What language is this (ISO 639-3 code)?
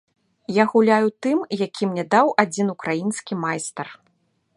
bel